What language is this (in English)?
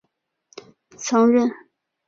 Chinese